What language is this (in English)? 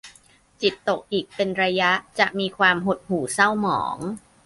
Thai